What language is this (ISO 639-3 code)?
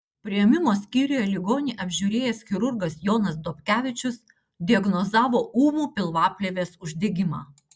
lit